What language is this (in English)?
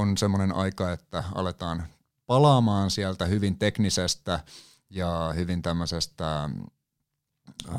Finnish